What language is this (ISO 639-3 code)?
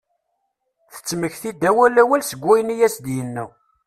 kab